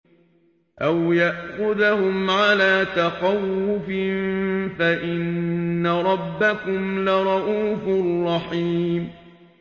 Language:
Arabic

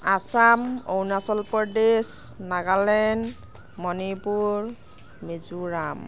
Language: Assamese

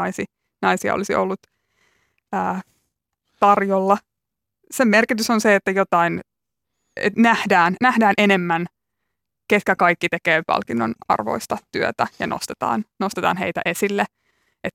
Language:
Finnish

